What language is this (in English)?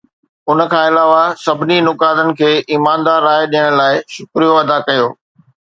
Sindhi